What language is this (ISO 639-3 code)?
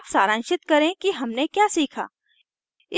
hin